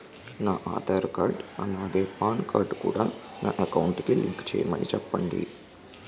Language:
Telugu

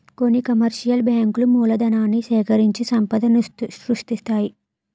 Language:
Telugu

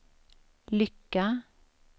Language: Swedish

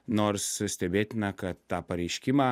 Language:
Lithuanian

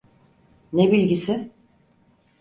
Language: Turkish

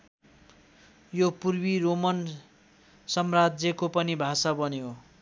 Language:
Nepali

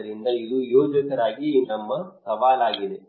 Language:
Kannada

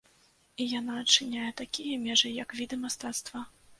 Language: Belarusian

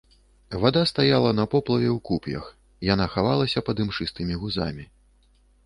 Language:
Belarusian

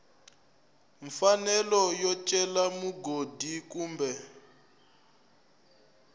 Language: Tsonga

